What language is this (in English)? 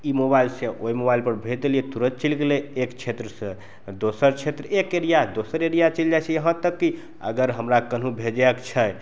Maithili